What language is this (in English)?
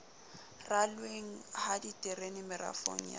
Southern Sotho